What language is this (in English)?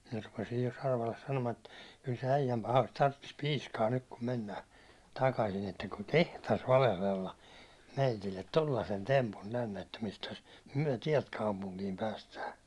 Finnish